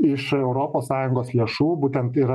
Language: Lithuanian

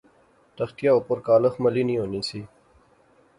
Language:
Pahari-Potwari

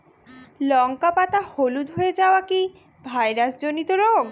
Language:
Bangla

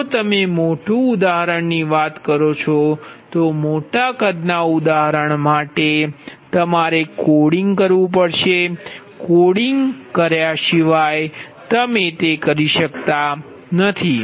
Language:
Gujarati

